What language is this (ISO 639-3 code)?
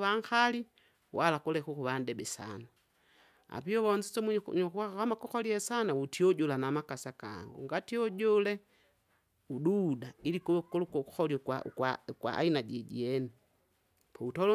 zga